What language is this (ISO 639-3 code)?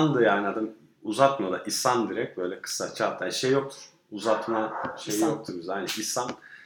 tur